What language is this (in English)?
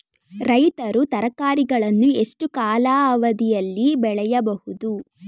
Kannada